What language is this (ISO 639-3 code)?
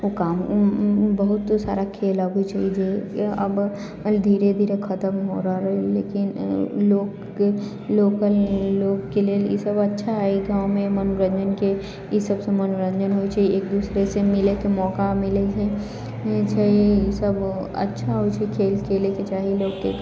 mai